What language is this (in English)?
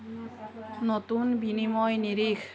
Assamese